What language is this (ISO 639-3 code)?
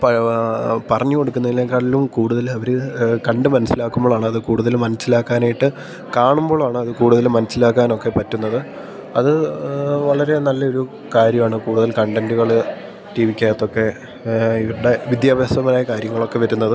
mal